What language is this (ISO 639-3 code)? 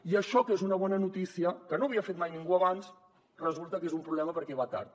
cat